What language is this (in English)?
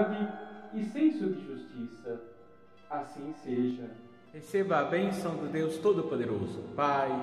Portuguese